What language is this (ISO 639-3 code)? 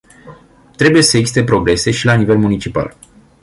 ron